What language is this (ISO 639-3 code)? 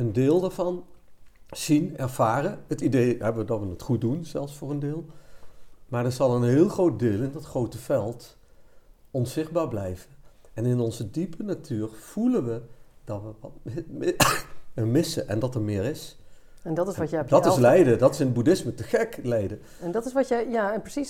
nld